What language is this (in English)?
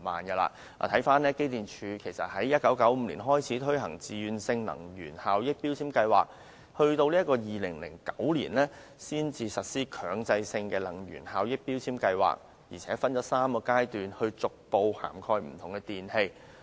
Cantonese